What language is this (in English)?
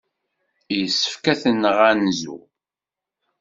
Kabyle